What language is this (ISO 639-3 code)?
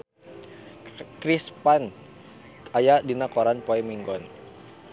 sun